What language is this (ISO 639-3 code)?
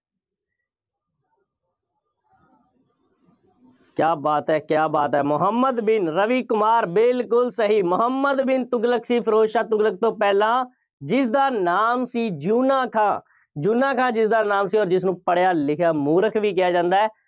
pan